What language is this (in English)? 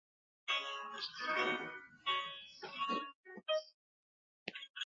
Chinese